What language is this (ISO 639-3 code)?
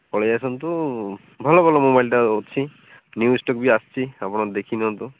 ori